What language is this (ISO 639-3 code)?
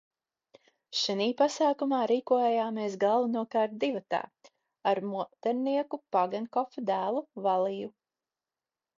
lav